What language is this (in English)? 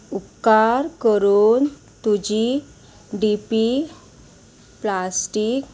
Konkani